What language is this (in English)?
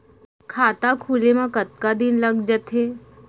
Chhattisgarhi